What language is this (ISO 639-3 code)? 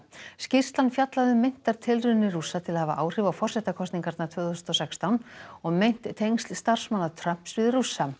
isl